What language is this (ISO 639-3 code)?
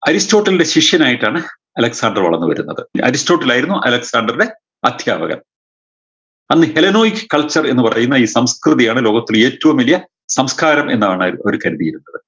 mal